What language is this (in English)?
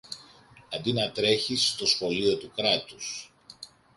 Greek